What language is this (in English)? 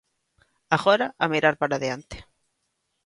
Galician